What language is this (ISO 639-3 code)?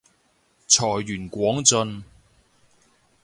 yue